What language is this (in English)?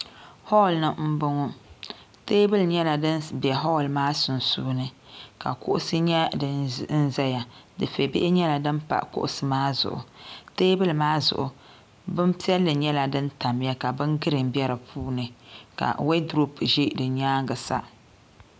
Dagbani